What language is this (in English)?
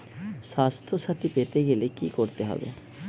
Bangla